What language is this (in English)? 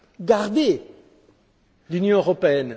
French